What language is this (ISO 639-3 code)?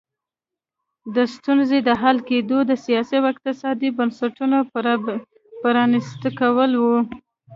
pus